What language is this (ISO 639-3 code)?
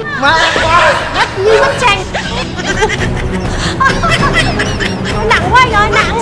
vie